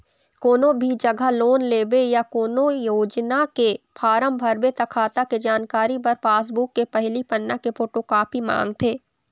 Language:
Chhattisgarhi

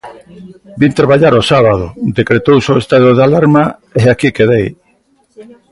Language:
Galician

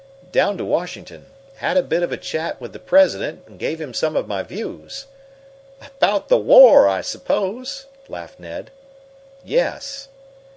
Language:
English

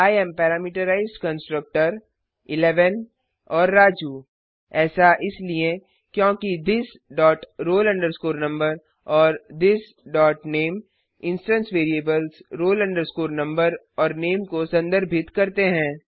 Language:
Hindi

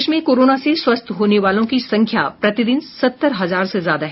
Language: Hindi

